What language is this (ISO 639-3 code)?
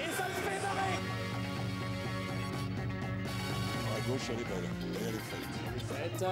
fra